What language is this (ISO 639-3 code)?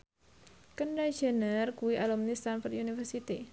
jav